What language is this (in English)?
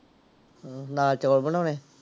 Punjabi